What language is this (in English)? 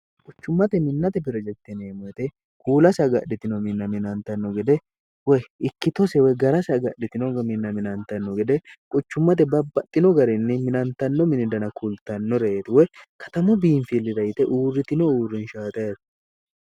Sidamo